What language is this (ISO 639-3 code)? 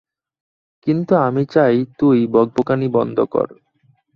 ben